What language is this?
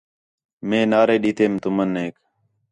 Khetrani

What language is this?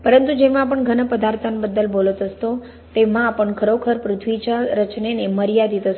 Marathi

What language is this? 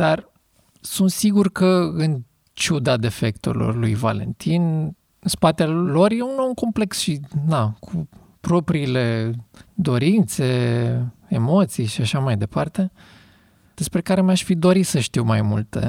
Romanian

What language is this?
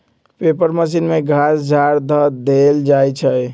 Magahi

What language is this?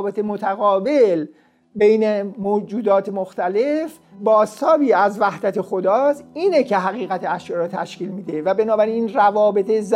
Persian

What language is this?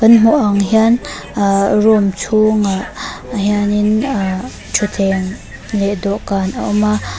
Mizo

